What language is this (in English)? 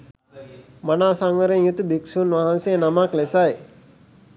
Sinhala